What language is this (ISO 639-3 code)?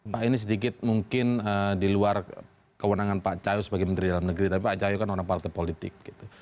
ind